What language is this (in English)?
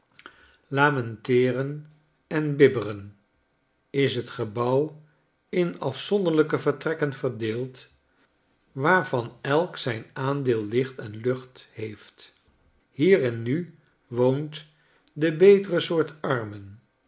Dutch